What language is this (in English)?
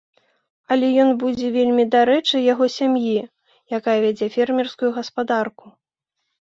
Belarusian